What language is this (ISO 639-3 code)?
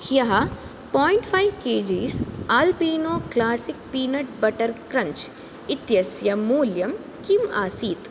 san